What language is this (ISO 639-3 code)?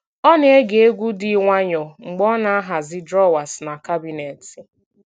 ibo